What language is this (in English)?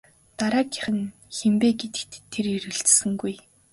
Mongolian